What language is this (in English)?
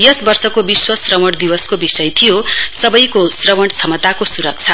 Nepali